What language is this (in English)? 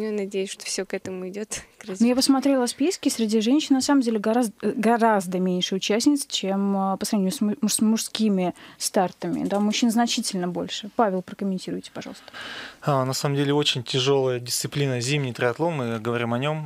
Russian